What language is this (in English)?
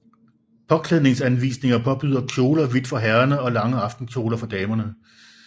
Danish